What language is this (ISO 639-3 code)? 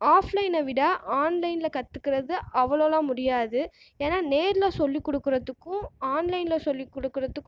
tam